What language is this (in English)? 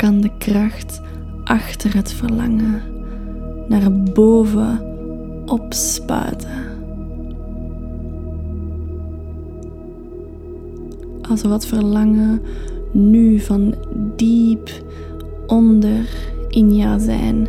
Dutch